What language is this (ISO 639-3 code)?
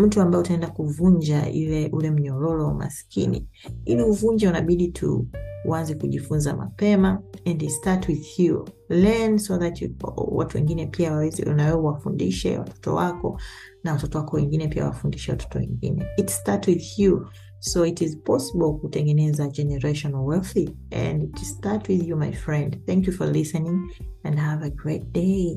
swa